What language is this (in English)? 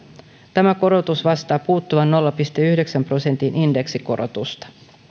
Finnish